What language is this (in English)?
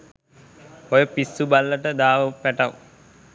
Sinhala